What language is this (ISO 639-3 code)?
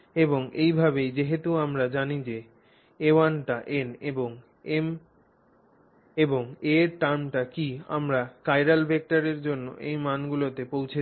ben